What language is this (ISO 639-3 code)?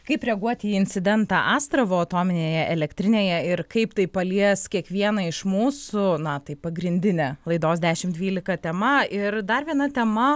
lit